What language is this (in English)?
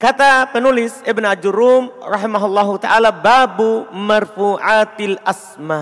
Indonesian